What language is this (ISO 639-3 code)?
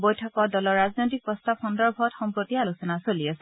asm